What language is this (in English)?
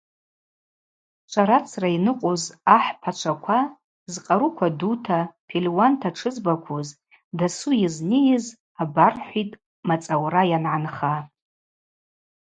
Abaza